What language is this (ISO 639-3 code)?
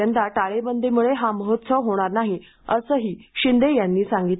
mar